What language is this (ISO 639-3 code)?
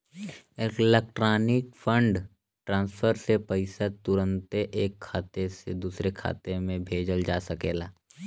bho